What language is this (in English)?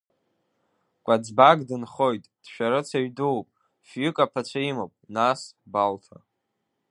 Abkhazian